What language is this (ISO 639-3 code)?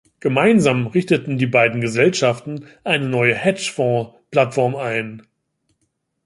deu